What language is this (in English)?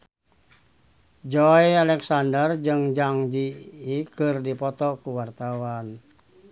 Sundanese